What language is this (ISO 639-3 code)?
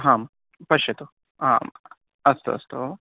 san